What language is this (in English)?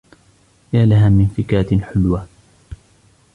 Arabic